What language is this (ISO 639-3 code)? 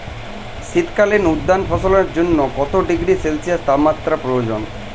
ben